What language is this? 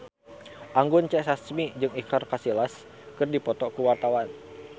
Sundanese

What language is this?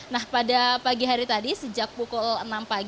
Indonesian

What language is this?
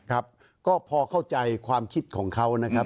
Thai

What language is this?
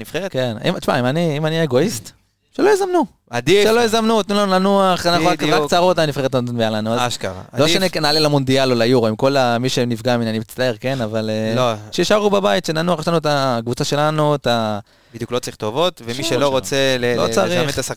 Hebrew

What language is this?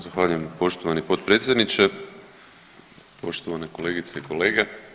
Croatian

